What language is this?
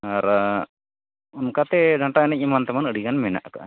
Santali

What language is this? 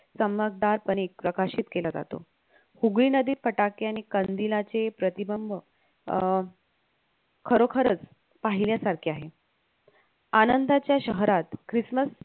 Marathi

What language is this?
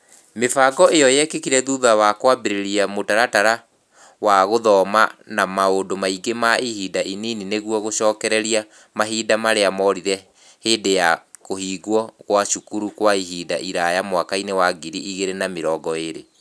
Kikuyu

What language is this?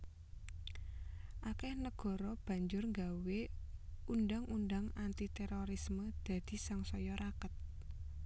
Javanese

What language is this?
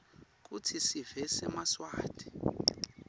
Swati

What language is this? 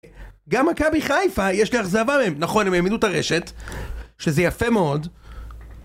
Hebrew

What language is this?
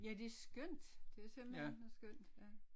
Danish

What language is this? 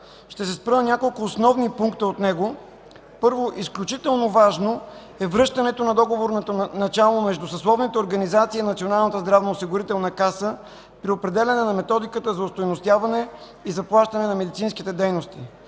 Bulgarian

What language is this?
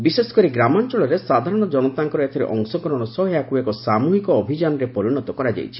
Odia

